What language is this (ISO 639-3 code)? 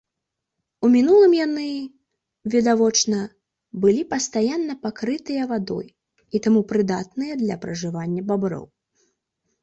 bel